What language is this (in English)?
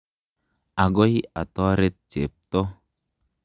Kalenjin